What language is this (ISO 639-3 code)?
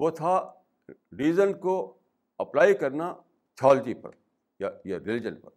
urd